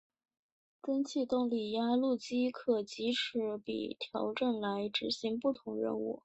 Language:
Chinese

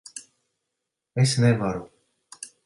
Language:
Latvian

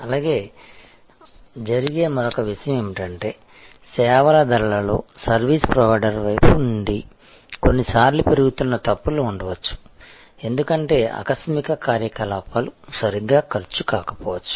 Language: Telugu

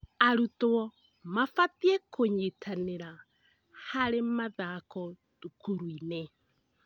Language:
Kikuyu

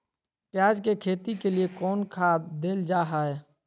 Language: Magahi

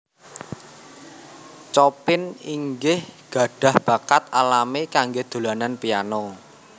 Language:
Javanese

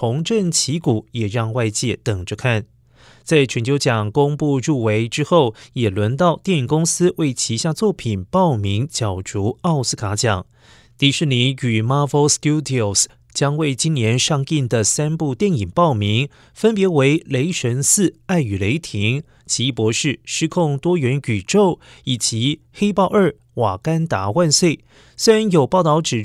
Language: Chinese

